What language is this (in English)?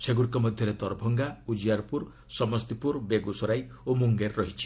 Odia